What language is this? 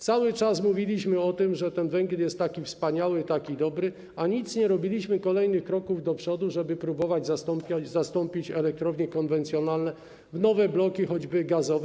Polish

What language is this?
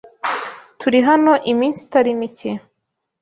Kinyarwanda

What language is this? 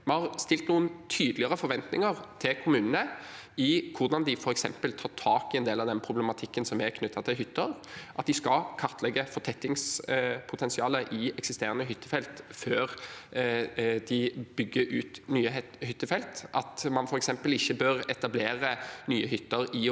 Norwegian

